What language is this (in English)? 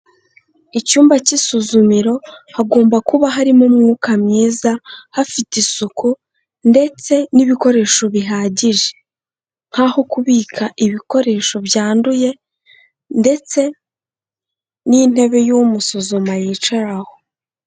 Kinyarwanda